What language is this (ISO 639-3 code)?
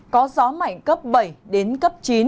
vie